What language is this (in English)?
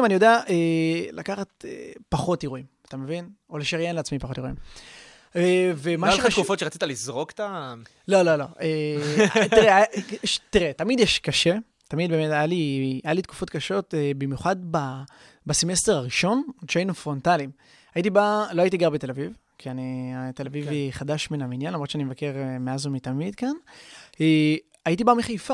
Hebrew